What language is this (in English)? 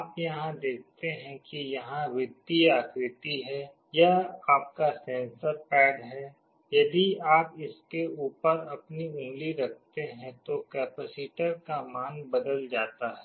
Hindi